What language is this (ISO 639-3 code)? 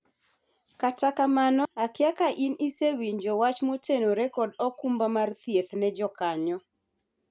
luo